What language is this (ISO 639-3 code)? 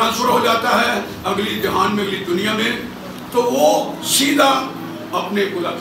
hin